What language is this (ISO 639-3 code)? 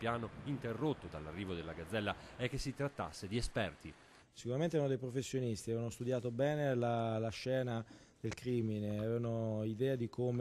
ita